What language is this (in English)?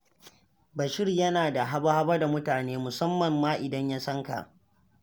Hausa